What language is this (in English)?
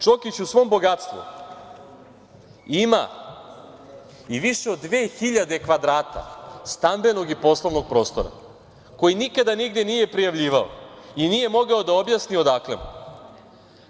Serbian